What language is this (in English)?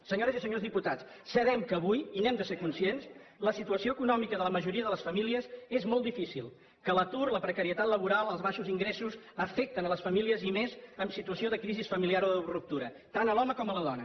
Catalan